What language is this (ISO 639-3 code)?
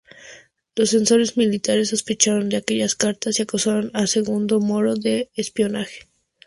spa